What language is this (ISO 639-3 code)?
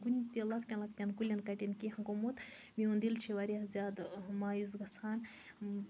kas